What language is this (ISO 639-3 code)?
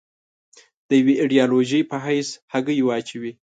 pus